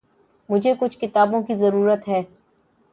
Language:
Urdu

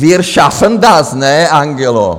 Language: Czech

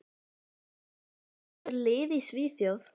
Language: Icelandic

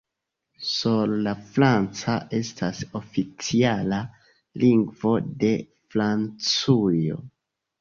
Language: Esperanto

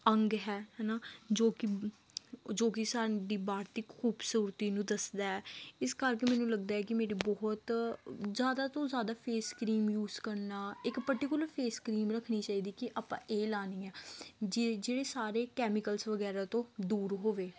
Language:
Punjabi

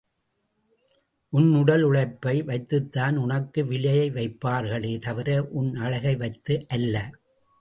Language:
Tamil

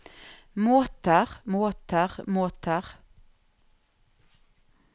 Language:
Norwegian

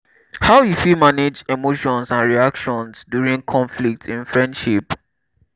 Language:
Nigerian Pidgin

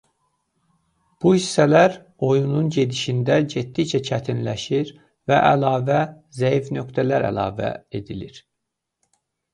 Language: Azerbaijani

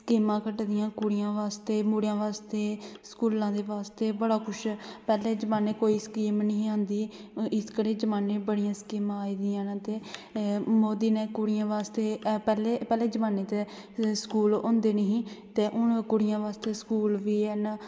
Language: Dogri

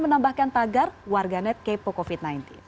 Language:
Indonesian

